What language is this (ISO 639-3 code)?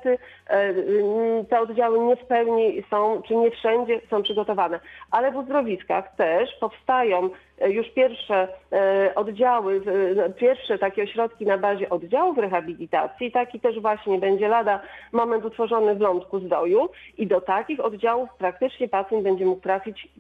pol